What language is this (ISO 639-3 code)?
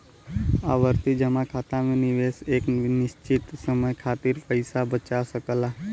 bho